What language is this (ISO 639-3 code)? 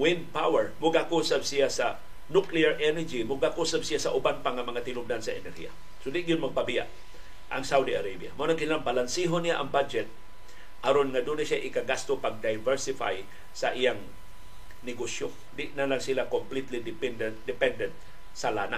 fil